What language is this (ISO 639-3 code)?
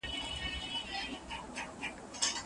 pus